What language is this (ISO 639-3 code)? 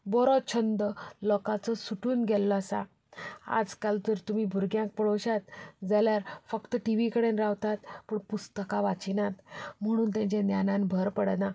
kok